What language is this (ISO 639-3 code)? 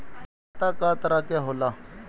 bho